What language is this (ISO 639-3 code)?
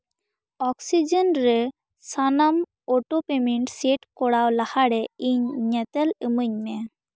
sat